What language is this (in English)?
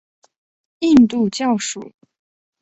Chinese